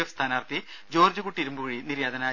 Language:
Malayalam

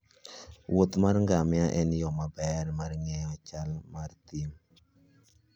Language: Luo (Kenya and Tanzania)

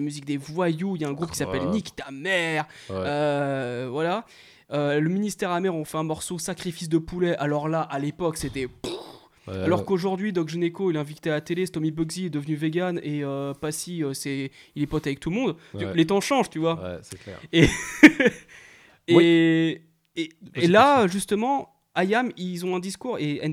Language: French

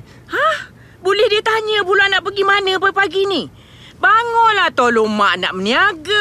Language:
Malay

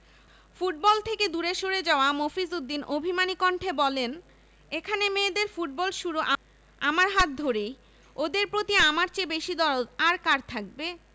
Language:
Bangla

